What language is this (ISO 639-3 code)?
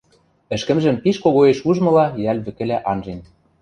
mrj